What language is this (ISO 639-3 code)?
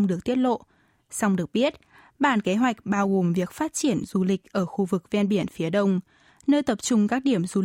vie